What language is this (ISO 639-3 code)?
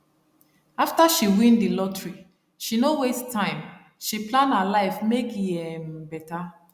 pcm